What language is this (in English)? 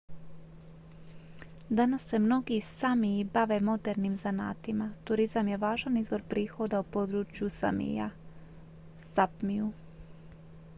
Croatian